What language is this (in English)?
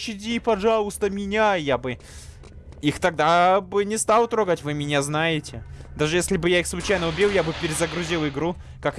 Russian